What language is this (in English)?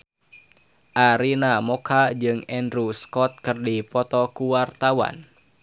Sundanese